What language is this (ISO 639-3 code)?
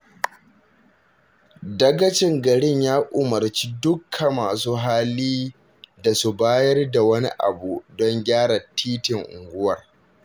hau